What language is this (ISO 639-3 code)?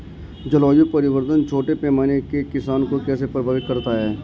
hin